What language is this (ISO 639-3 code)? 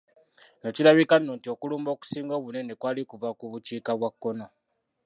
lug